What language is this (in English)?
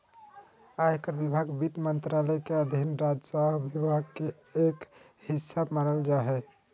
Magahi